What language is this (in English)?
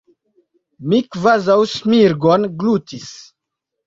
Esperanto